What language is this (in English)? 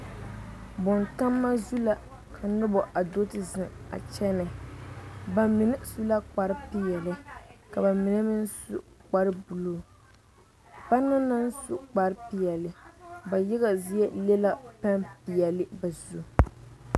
Southern Dagaare